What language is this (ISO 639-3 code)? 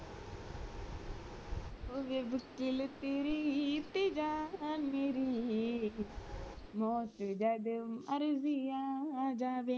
pan